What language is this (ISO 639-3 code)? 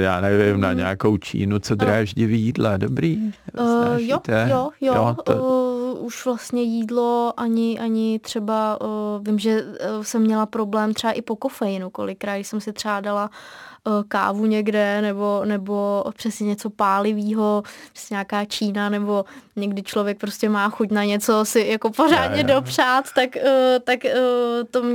ces